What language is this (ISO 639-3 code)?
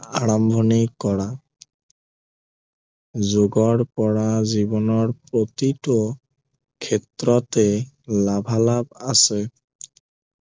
asm